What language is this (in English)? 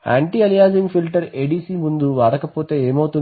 Telugu